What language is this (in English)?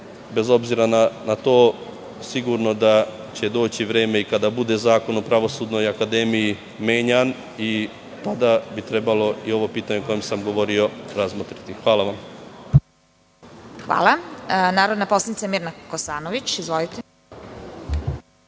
Serbian